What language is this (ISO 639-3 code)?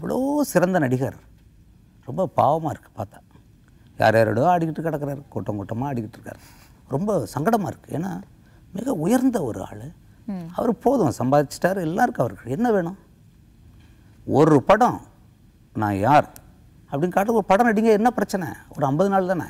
kor